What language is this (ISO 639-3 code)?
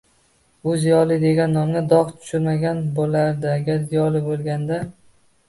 uzb